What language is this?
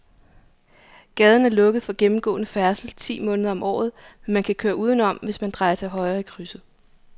Danish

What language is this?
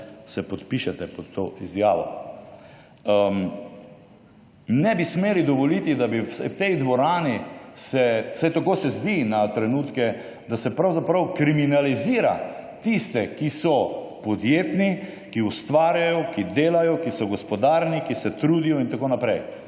Slovenian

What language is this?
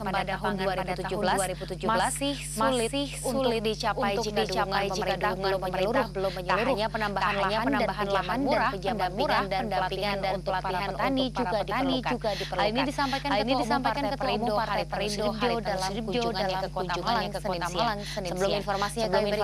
Indonesian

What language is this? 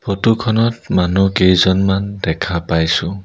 Assamese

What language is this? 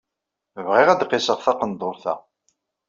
Kabyle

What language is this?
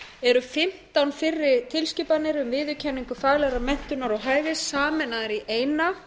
Icelandic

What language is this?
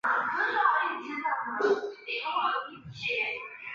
Chinese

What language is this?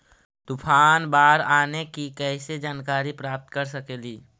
Magahi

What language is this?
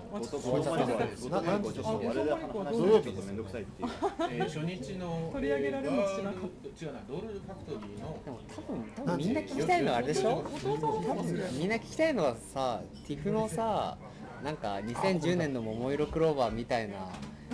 Japanese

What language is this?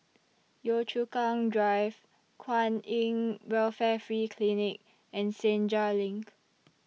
English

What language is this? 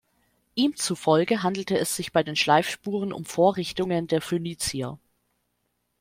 German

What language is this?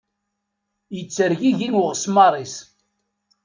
Kabyle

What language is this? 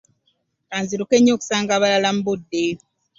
Ganda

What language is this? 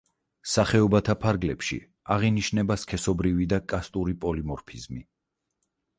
Georgian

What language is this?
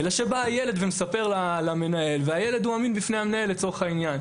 Hebrew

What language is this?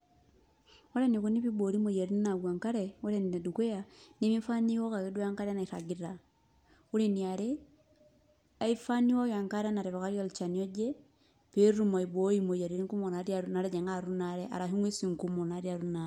Masai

